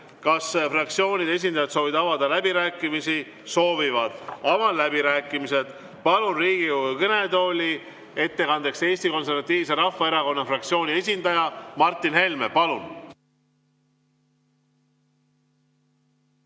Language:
Estonian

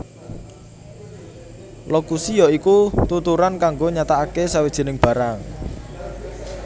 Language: Javanese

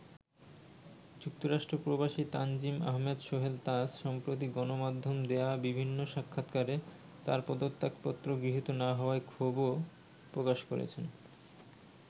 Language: Bangla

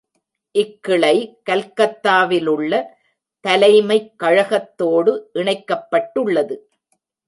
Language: Tamil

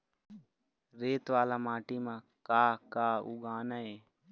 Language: Chhattisgarhi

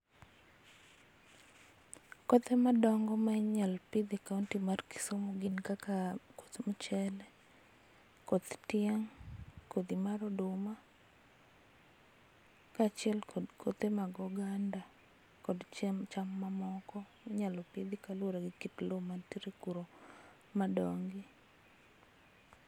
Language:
Luo (Kenya and Tanzania)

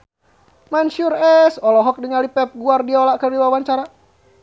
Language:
Sundanese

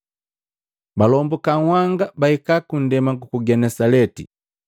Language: Matengo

